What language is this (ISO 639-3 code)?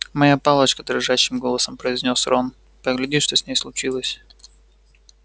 rus